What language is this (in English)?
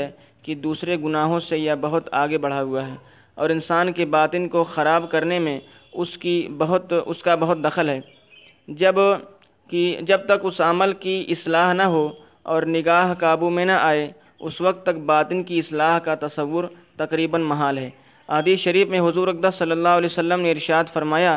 Urdu